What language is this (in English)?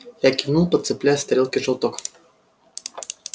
Russian